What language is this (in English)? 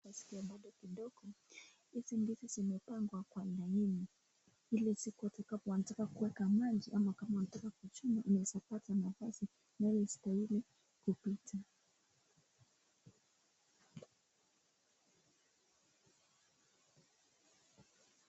Swahili